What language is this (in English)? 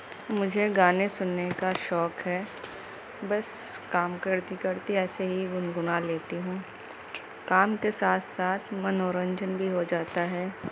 Urdu